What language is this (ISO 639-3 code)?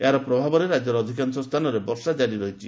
ori